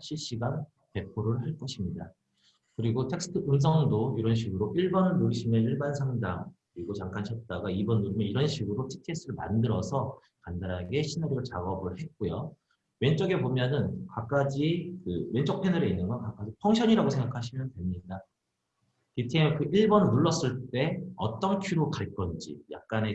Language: Korean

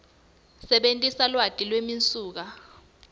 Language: Swati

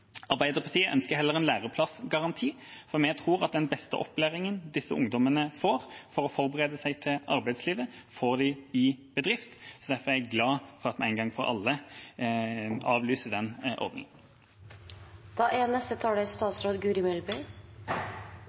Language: Norwegian Bokmål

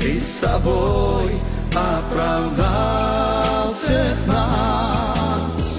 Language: Ukrainian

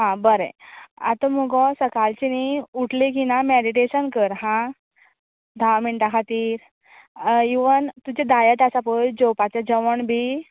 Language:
Konkani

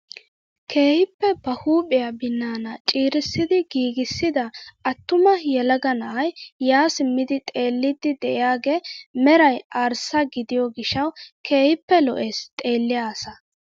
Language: Wolaytta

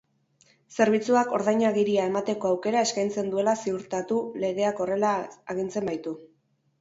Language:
Basque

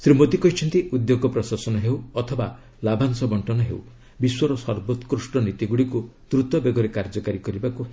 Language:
Odia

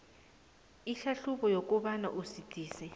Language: South Ndebele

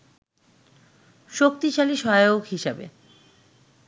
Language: Bangla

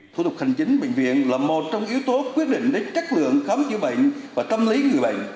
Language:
Vietnamese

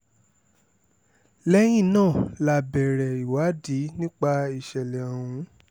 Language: Yoruba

